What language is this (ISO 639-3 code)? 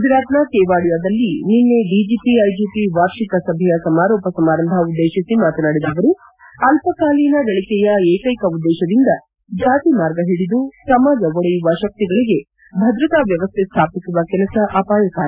kan